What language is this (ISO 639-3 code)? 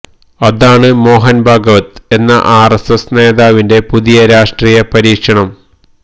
mal